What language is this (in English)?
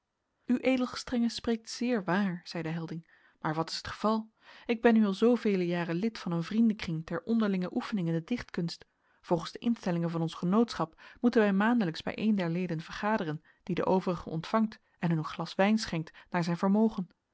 Dutch